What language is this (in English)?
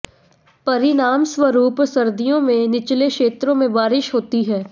Hindi